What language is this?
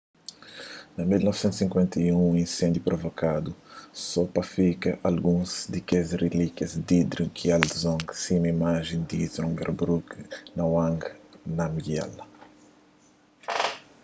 Kabuverdianu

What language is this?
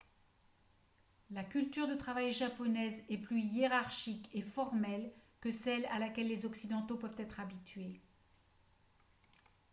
French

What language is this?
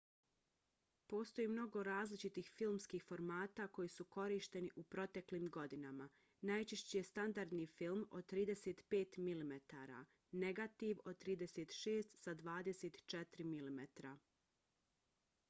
Bosnian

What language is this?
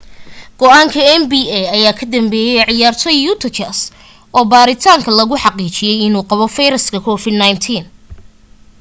Somali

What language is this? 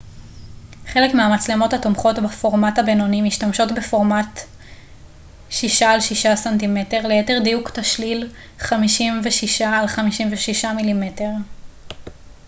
Hebrew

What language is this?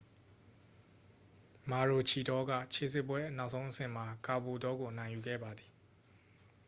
Burmese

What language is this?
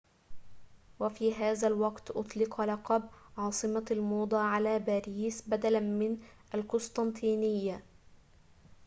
Arabic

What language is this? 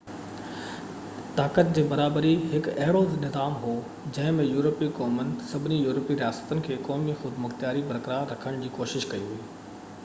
Sindhi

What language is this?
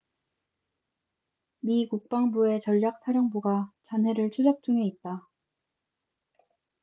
Korean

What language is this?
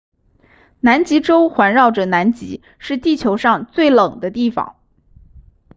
Chinese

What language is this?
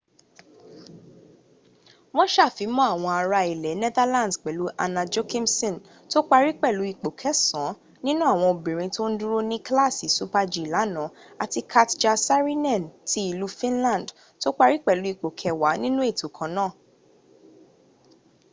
Yoruba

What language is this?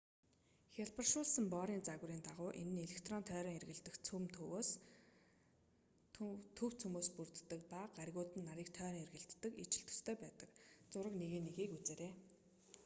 Mongolian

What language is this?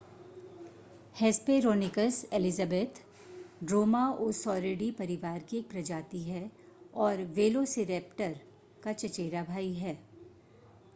Hindi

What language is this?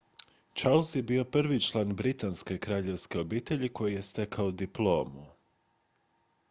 Croatian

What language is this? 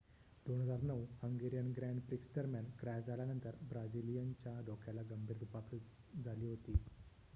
Marathi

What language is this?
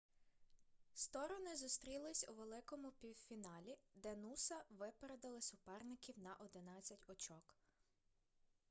Ukrainian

